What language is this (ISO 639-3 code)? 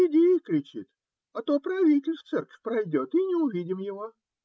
rus